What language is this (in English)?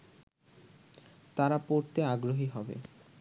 Bangla